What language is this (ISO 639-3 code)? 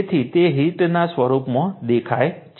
guj